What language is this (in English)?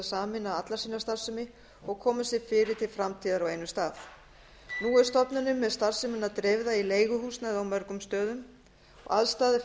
Icelandic